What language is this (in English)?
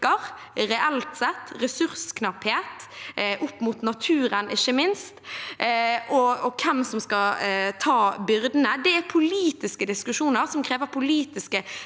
Norwegian